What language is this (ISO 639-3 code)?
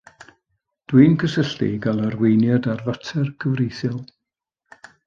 cym